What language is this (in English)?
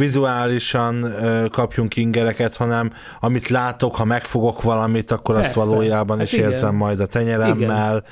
Hungarian